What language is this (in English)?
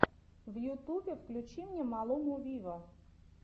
Russian